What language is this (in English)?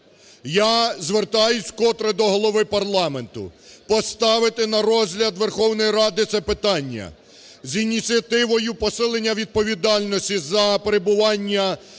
Ukrainian